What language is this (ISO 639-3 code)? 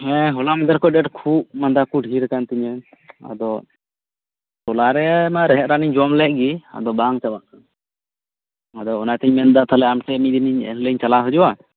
sat